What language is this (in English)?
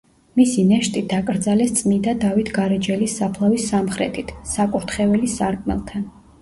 Georgian